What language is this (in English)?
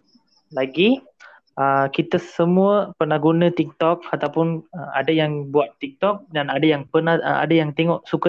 Malay